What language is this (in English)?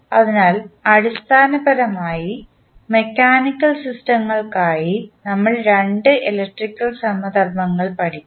Malayalam